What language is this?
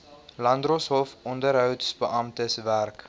Afrikaans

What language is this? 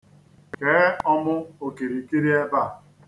Igbo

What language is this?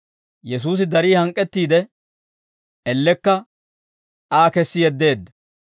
Dawro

